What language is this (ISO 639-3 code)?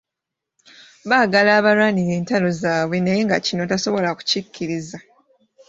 lug